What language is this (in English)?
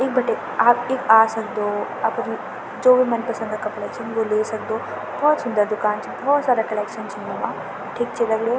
Garhwali